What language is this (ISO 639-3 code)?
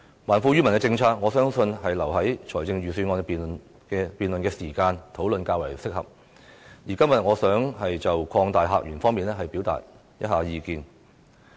yue